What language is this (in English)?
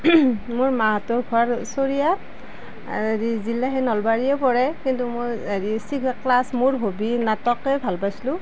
Assamese